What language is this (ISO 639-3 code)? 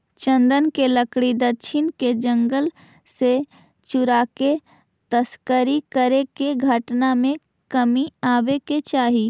mag